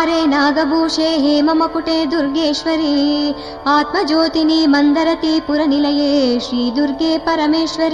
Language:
Kannada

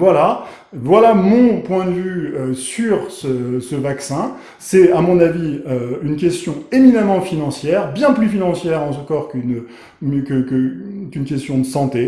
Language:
French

